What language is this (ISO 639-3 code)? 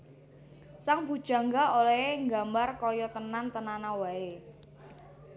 jav